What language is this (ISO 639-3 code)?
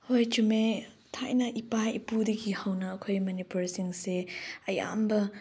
mni